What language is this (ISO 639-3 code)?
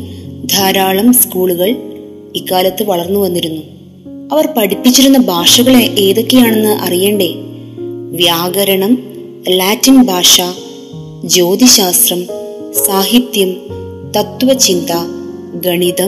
mal